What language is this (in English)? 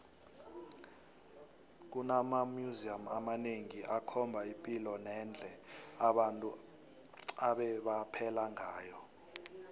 South Ndebele